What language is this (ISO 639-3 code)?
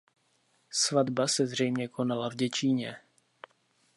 ces